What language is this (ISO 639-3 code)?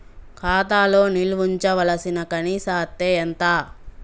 tel